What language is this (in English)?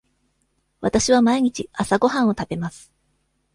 Japanese